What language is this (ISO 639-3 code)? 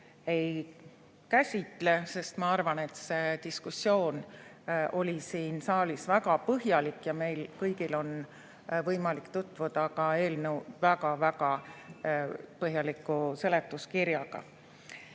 est